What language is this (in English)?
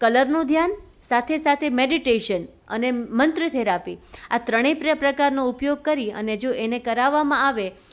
Gujarati